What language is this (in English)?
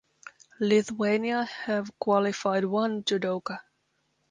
English